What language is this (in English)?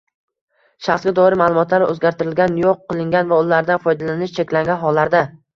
Uzbek